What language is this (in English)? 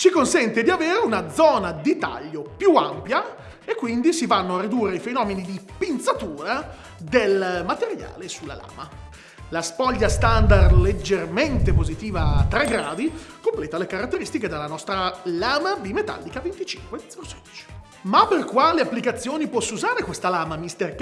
Italian